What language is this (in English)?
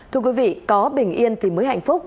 Vietnamese